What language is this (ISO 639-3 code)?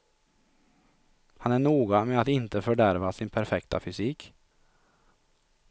swe